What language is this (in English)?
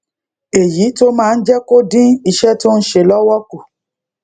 Yoruba